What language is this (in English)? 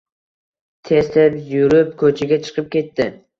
Uzbek